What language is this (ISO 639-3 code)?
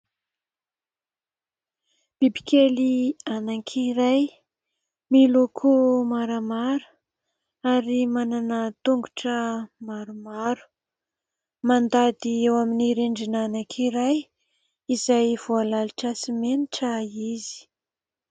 mlg